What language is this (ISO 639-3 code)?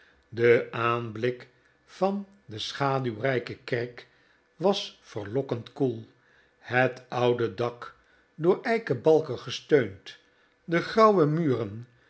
nld